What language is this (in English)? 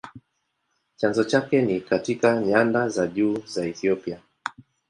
Swahili